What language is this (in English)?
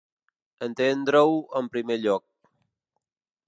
Catalan